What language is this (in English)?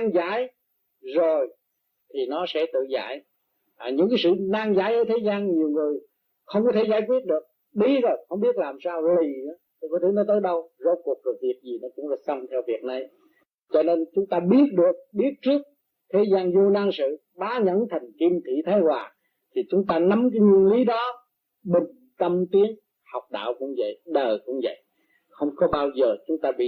Vietnamese